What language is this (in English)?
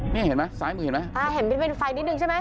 Thai